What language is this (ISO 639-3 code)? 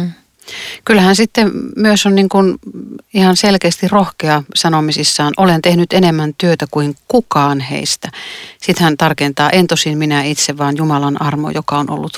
fin